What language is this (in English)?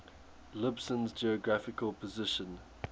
English